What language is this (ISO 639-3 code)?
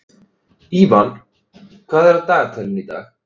isl